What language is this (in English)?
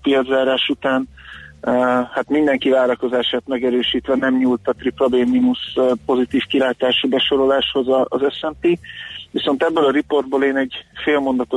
Hungarian